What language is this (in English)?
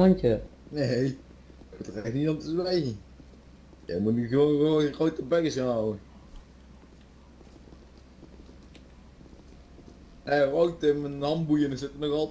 Dutch